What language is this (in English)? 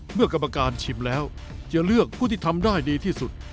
Thai